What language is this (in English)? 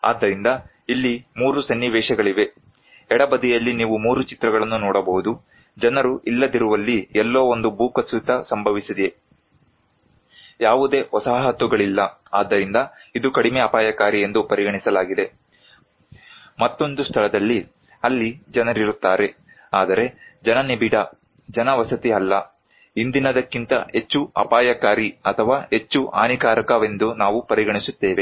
Kannada